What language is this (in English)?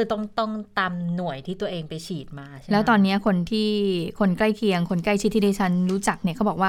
Thai